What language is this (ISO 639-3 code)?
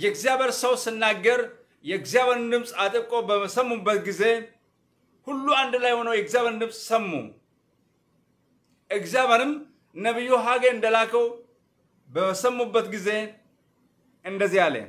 ara